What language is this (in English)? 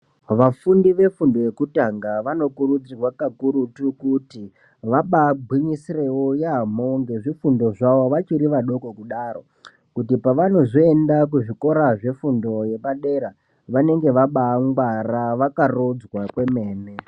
Ndau